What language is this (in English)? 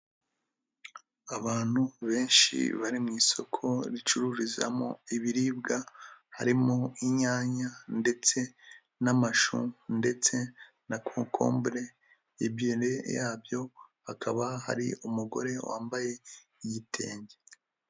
Kinyarwanda